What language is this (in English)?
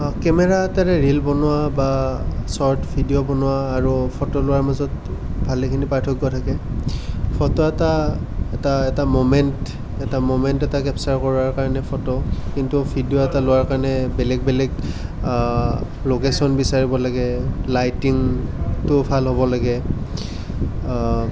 Assamese